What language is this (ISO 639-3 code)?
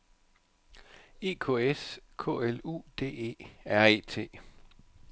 dan